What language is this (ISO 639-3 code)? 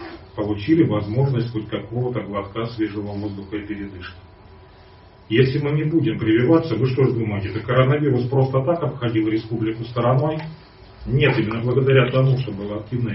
rus